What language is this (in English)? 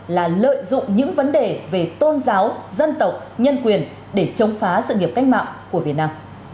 Vietnamese